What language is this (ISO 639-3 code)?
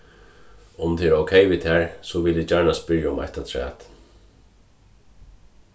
fao